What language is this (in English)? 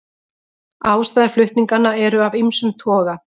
Icelandic